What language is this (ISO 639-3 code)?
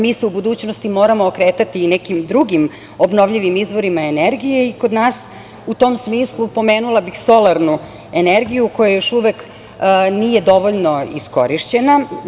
srp